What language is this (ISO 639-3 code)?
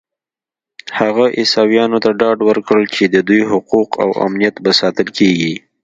pus